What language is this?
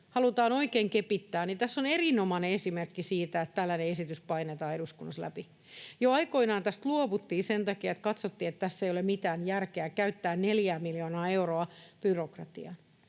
Finnish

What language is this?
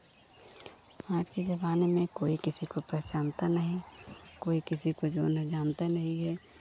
Hindi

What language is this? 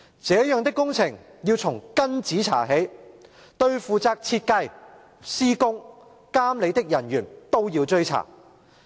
Cantonese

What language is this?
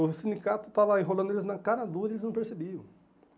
Portuguese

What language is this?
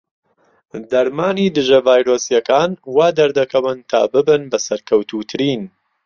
Central Kurdish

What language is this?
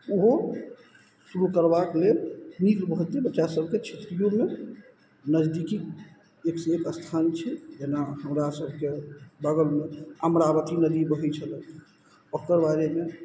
Maithili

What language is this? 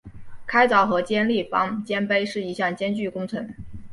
Chinese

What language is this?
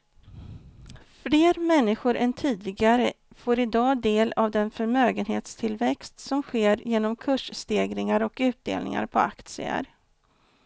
Swedish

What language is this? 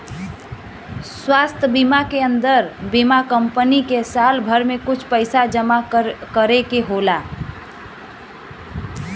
Bhojpuri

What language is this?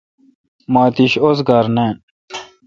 Kalkoti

